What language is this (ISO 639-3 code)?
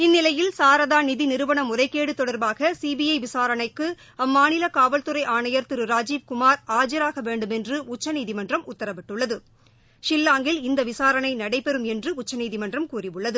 tam